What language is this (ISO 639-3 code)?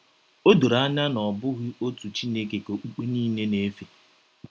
ibo